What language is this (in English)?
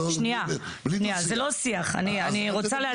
Hebrew